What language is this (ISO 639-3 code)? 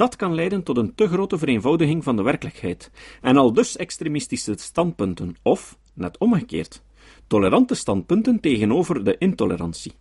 nld